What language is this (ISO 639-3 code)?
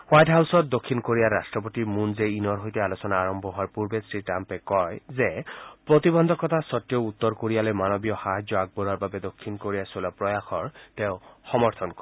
asm